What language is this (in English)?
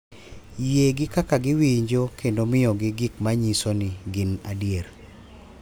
Luo (Kenya and Tanzania)